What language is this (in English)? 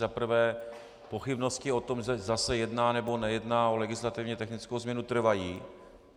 Czech